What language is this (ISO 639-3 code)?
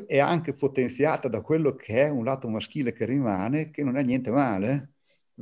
ita